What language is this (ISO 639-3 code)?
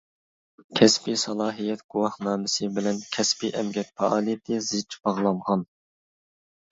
uig